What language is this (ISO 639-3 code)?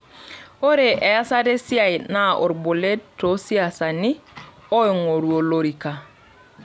mas